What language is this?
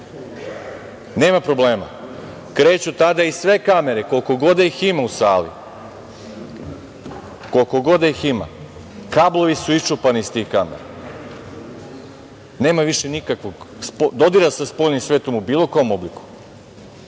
Serbian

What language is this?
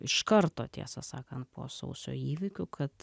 Lithuanian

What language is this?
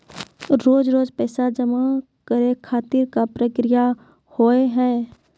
Maithili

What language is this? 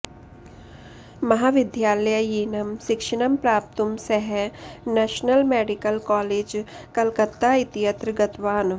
Sanskrit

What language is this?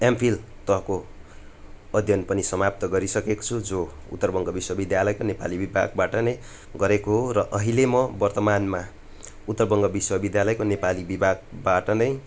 Nepali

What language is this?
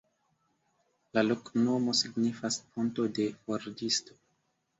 Esperanto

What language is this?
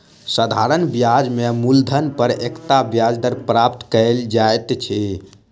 Maithili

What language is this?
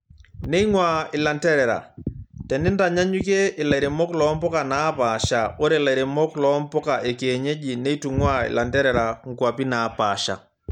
Masai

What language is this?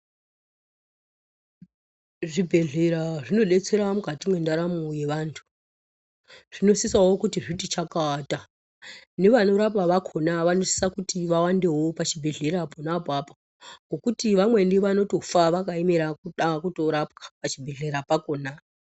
Ndau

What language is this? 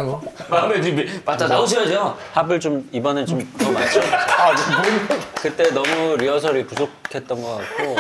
Korean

